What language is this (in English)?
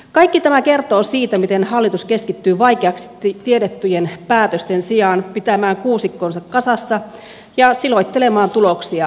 Finnish